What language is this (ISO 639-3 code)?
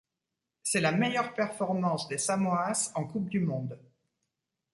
fra